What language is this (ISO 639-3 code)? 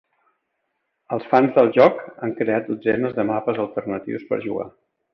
cat